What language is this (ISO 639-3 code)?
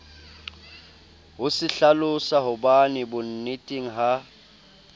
sot